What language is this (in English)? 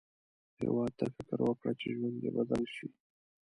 Pashto